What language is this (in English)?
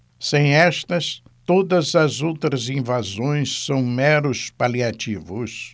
Portuguese